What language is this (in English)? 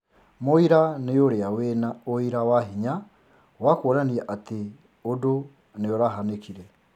Kikuyu